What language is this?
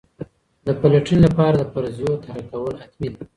Pashto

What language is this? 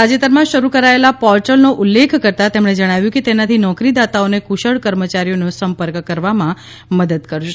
Gujarati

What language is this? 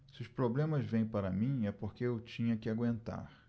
Portuguese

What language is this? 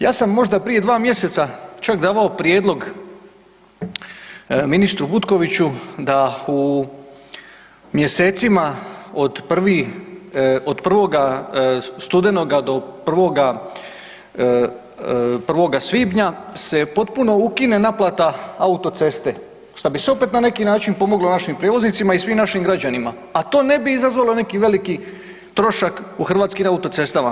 Croatian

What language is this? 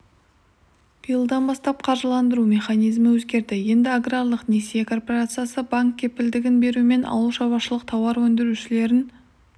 Kazakh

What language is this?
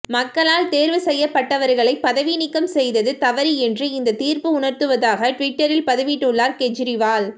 Tamil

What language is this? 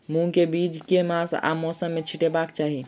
Maithili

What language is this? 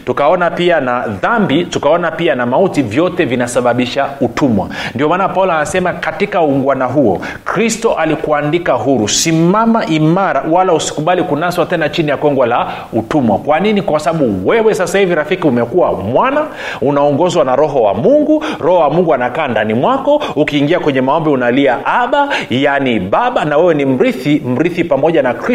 Swahili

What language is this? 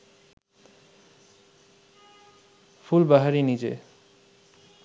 Bangla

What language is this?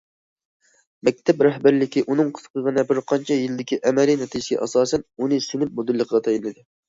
Uyghur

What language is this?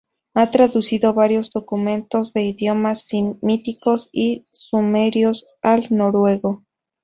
Spanish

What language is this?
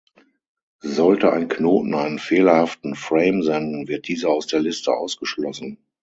German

